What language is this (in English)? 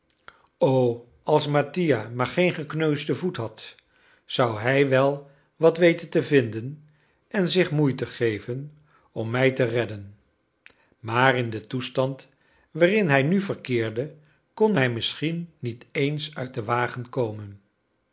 Dutch